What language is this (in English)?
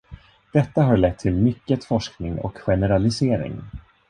Swedish